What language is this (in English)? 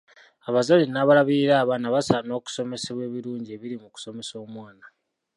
Ganda